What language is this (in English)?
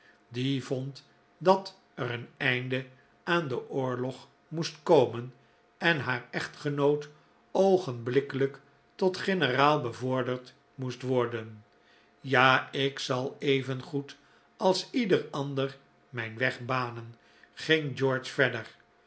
Dutch